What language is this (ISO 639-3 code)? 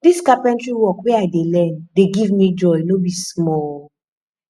pcm